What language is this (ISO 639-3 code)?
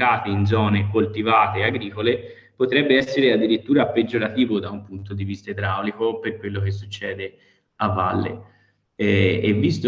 ita